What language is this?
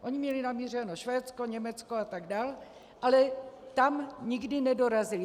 Czech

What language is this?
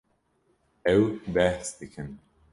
Kurdish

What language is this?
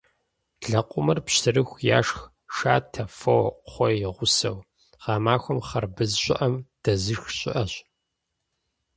Kabardian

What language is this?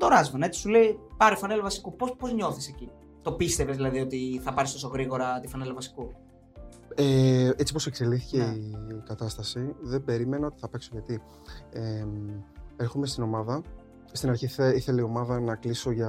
Greek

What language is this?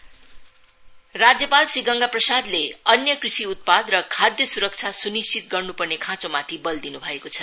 Nepali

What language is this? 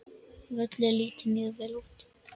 Icelandic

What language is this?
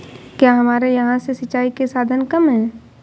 Hindi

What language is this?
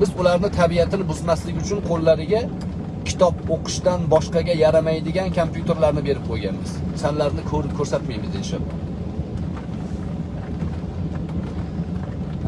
Uzbek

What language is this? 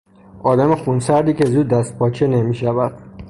Persian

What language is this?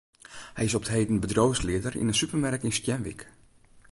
Western Frisian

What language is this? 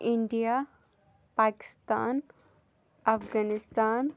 Kashmiri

